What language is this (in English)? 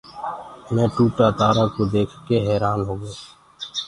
Gurgula